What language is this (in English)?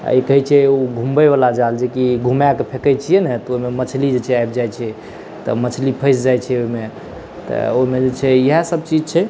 Maithili